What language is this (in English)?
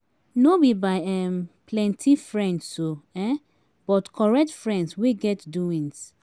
Nigerian Pidgin